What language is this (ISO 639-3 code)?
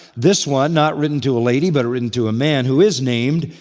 eng